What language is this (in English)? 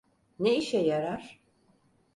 Turkish